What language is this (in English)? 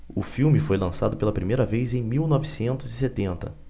Portuguese